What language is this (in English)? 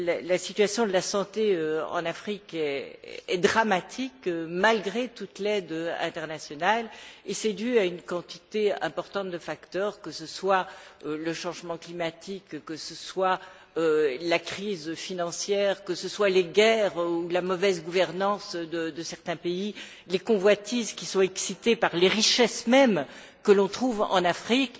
French